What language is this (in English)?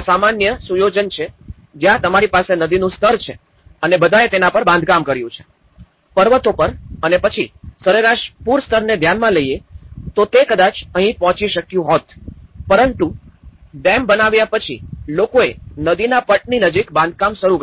Gujarati